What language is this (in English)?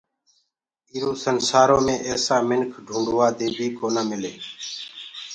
Gurgula